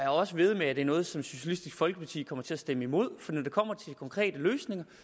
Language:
Danish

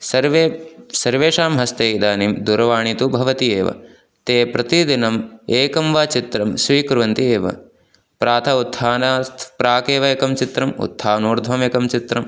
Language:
Sanskrit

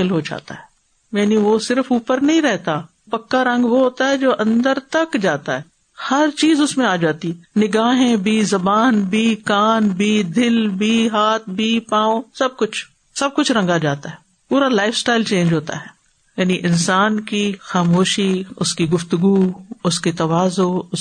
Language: Urdu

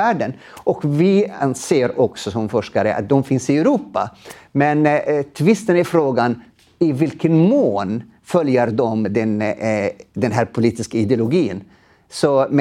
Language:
Swedish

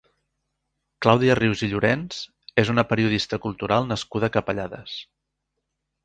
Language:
Catalan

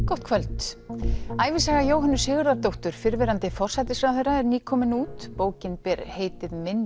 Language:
Icelandic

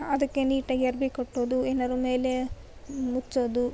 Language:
Kannada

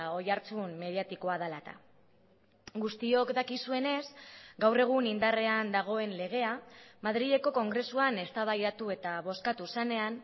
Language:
Basque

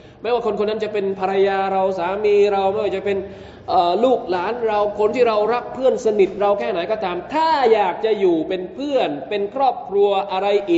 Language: Thai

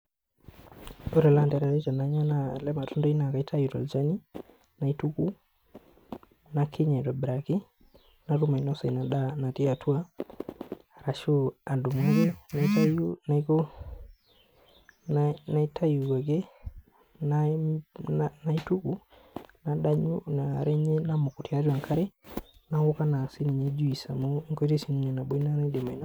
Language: Masai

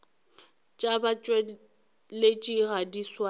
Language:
Northern Sotho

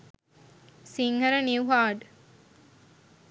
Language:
Sinhala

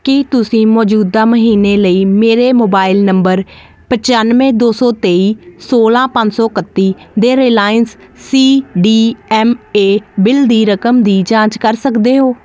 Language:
Punjabi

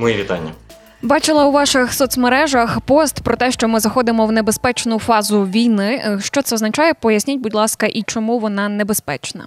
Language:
Ukrainian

